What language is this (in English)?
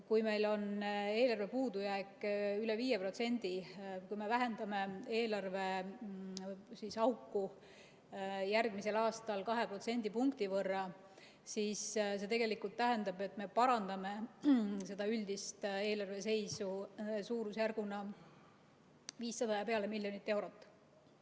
Estonian